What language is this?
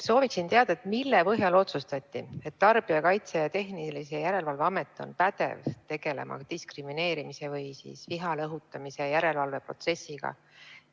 Estonian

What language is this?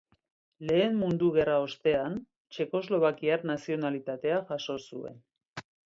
Basque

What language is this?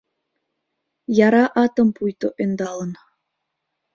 Mari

